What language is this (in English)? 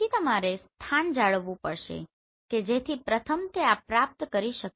Gujarati